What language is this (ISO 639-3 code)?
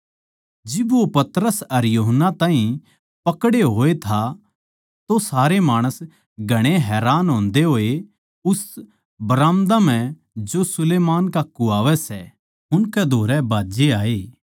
bgc